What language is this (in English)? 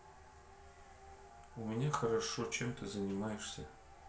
Russian